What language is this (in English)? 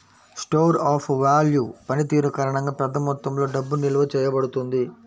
Telugu